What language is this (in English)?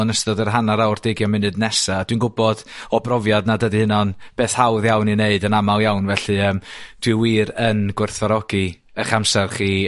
Welsh